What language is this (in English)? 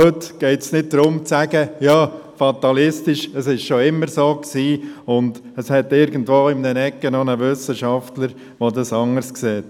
Swiss German